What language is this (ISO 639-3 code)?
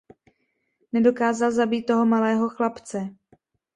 ces